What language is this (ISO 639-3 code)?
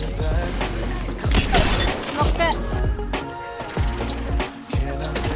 jpn